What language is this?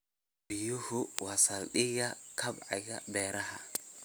Somali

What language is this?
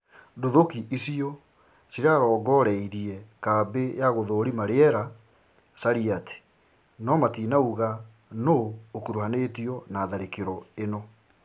Kikuyu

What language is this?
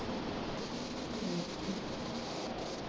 Punjabi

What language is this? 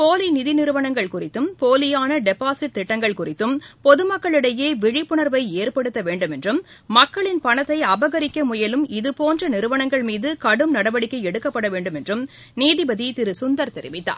Tamil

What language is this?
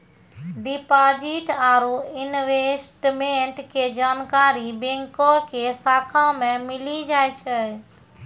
Maithili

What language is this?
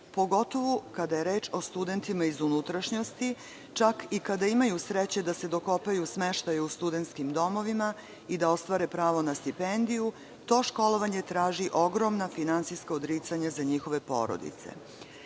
Serbian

